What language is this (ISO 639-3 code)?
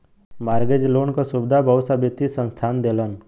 bho